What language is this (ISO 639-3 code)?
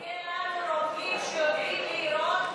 heb